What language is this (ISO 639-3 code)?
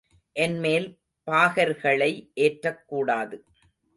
tam